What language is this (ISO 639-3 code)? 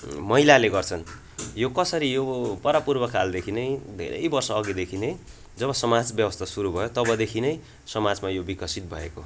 nep